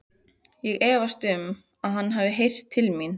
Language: Icelandic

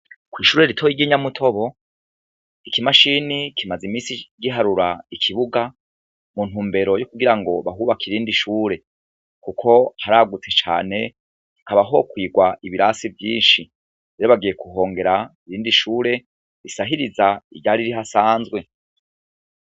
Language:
Rundi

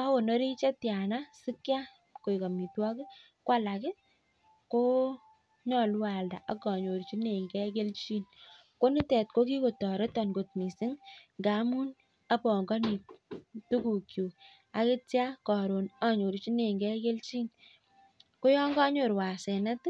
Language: Kalenjin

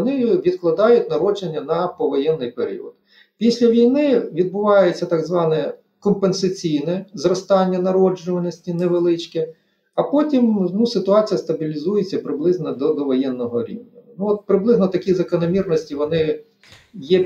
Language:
Ukrainian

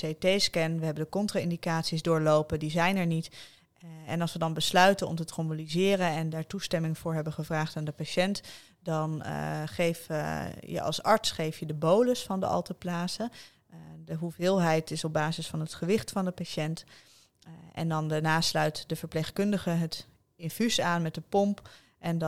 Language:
Dutch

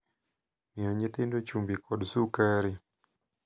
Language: Luo (Kenya and Tanzania)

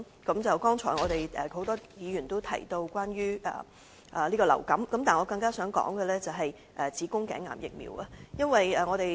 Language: Cantonese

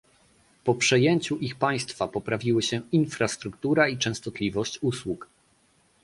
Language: Polish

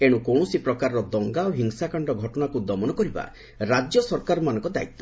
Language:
Odia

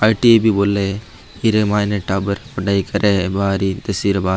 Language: Marwari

